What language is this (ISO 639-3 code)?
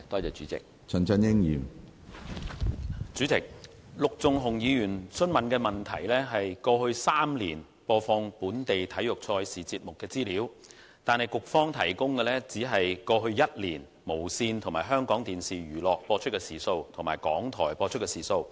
yue